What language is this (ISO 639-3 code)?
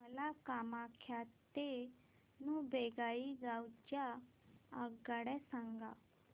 mar